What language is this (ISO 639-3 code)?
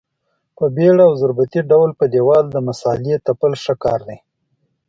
pus